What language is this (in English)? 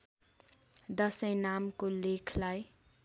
Nepali